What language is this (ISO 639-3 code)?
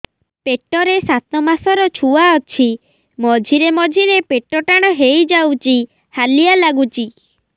ori